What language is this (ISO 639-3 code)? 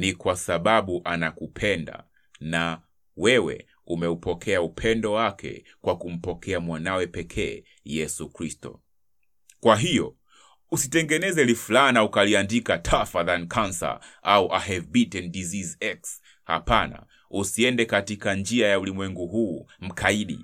swa